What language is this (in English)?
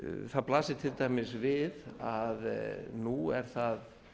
Icelandic